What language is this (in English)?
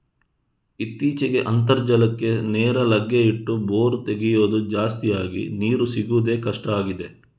Kannada